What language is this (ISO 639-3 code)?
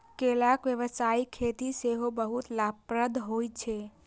mai